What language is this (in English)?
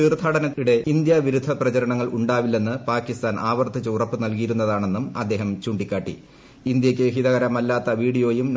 Malayalam